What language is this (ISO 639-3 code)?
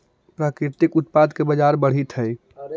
mag